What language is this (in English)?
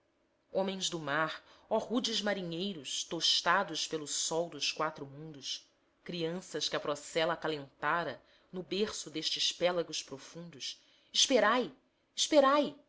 Portuguese